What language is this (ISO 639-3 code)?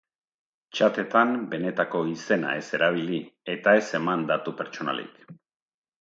eus